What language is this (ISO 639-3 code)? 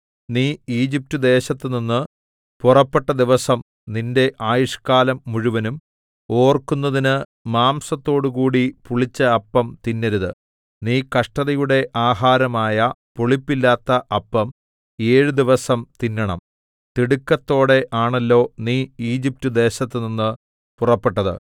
mal